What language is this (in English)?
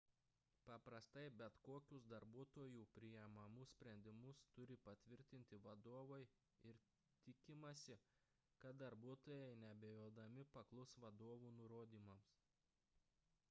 Lithuanian